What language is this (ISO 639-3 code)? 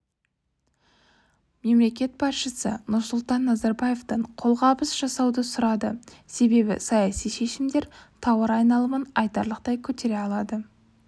kaz